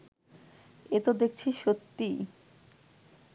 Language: Bangla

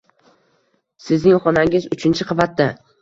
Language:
Uzbek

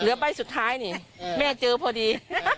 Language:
Thai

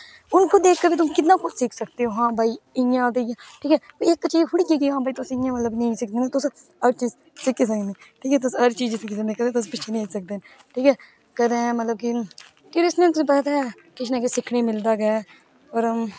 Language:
Dogri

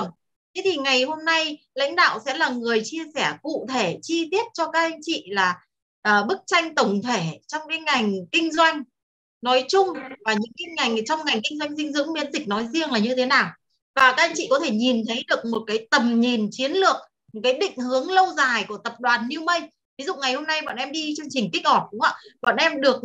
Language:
Vietnamese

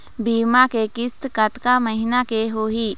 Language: Chhattisgarhi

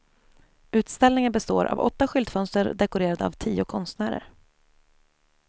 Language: Swedish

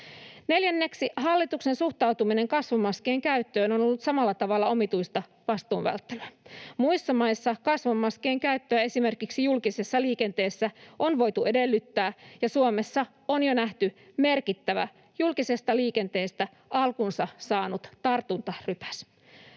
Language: Finnish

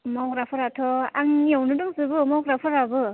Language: Bodo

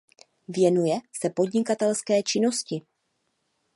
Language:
Czech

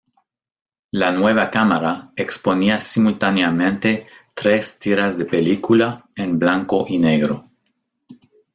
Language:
Spanish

